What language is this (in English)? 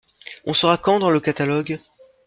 French